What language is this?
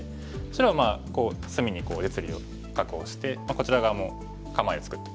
Japanese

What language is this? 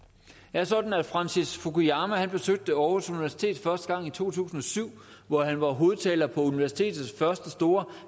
Danish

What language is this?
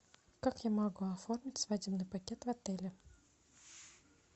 Russian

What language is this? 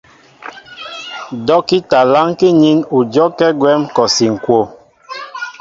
Mbo (Cameroon)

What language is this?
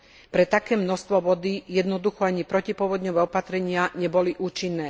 Slovak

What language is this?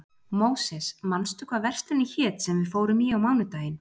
Icelandic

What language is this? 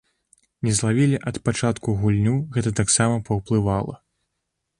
Belarusian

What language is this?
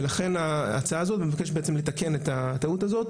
Hebrew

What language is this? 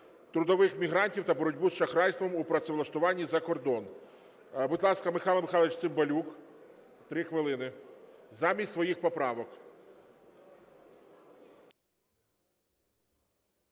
Ukrainian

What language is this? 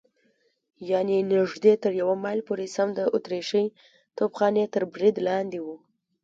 Pashto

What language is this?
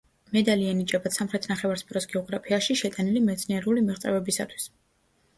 Georgian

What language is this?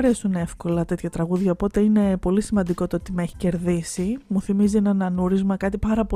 Greek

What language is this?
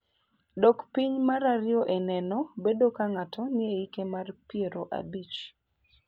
Luo (Kenya and Tanzania)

